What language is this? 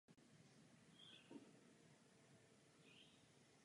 Czech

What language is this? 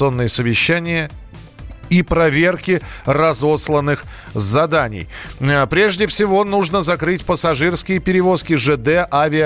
Russian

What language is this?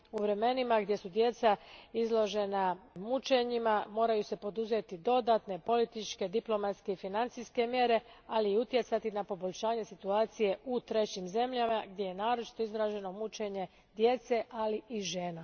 Croatian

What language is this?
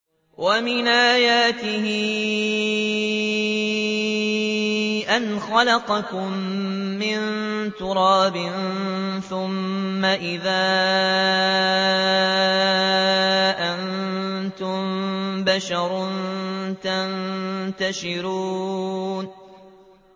Arabic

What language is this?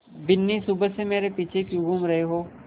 Hindi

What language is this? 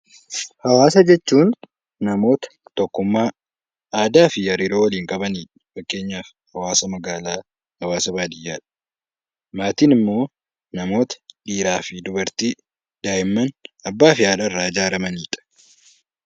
Oromo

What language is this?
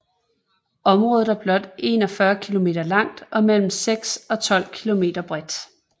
Danish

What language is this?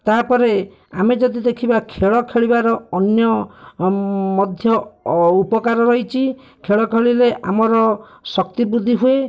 Odia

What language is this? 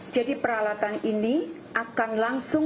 Indonesian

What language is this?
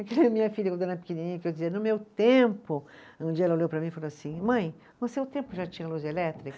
Portuguese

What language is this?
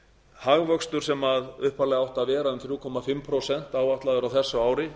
Icelandic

